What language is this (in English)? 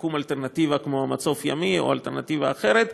Hebrew